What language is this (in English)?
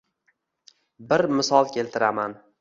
Uzbek